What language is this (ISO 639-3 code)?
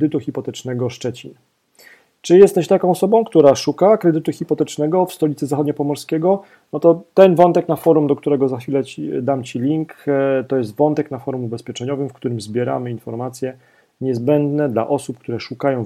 pol